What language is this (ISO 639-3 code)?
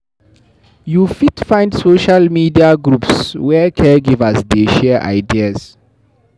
pcm